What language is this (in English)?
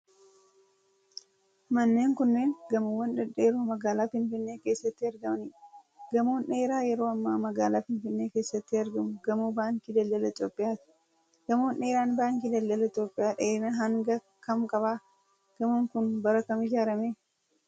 Oromo